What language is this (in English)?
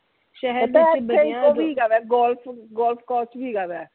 Punjabi